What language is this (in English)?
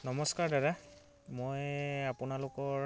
Assamese